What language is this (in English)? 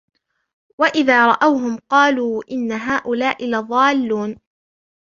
Arabic